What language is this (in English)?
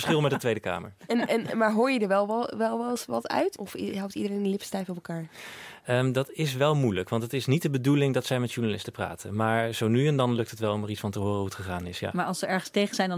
Dutch